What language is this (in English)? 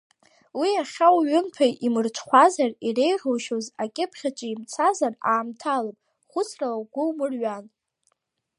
Abkhazian